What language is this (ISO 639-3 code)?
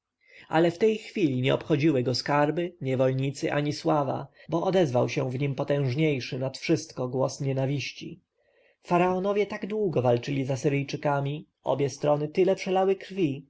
pol